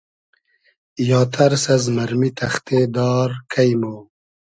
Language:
Hazaragi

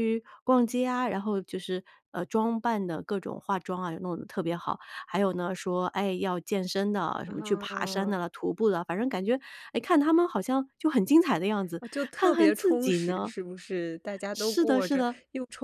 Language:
Chinese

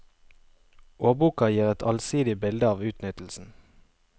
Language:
Norwegian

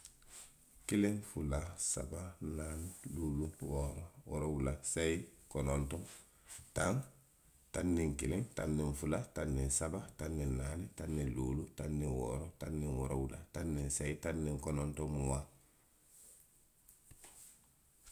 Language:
Western Maninkakan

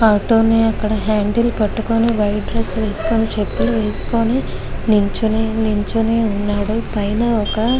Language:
Telugu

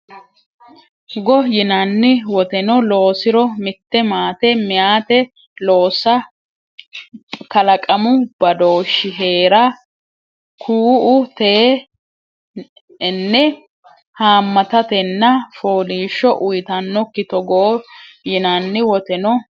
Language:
Sidamo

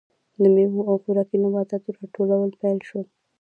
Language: Pashto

